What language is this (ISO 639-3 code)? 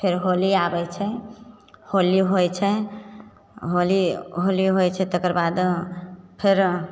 mai